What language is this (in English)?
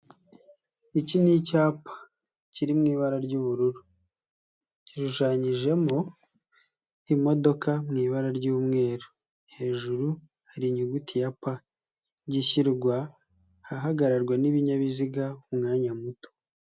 Kinyarwanda